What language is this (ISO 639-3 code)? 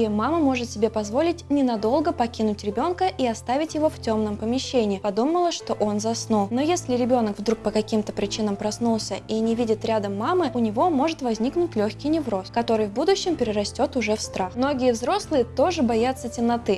rus